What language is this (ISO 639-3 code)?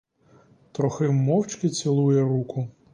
ukr